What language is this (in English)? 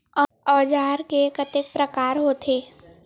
Chhattisgarhi